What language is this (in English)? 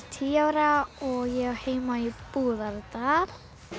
Icelandic